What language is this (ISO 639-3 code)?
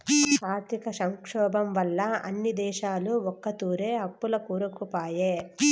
tel